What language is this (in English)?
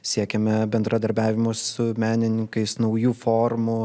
Lithuanian